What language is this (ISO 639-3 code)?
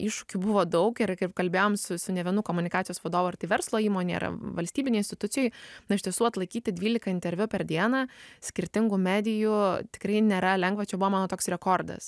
lit